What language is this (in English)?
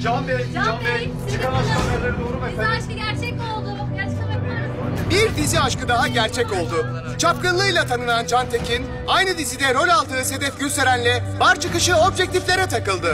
Turkish